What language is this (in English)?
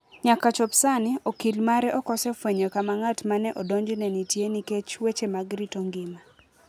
Luo (Kenya and Tanzania)